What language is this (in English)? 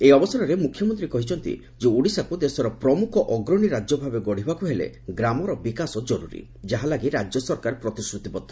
Odia